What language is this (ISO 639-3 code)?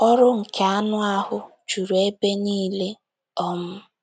ibo